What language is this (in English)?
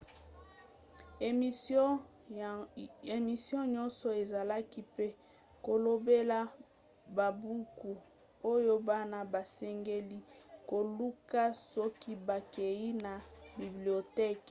Lingala